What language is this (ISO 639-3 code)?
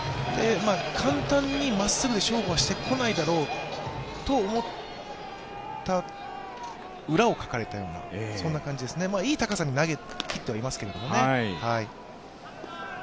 jpn